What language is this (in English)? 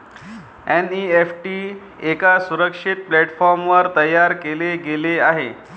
Marathi